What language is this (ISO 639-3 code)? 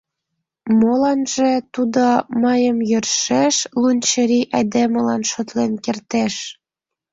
chm